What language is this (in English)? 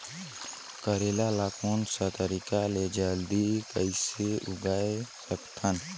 Chhattisgarhi